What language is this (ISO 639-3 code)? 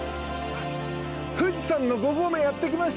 jpn